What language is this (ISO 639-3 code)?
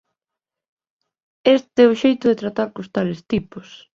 glg